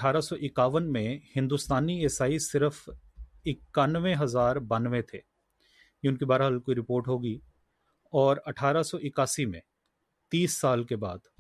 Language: Urdu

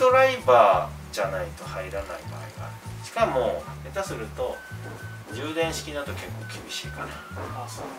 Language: Japanese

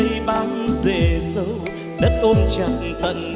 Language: Vietnamese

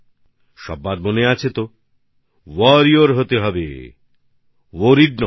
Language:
Bangla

